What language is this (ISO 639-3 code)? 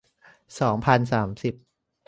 tha